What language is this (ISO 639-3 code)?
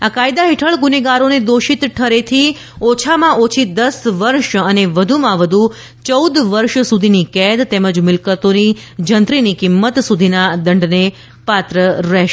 guj